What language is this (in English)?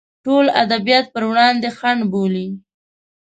Pashto